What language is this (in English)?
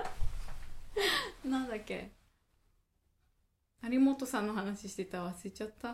Japanese